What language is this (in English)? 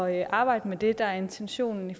Danish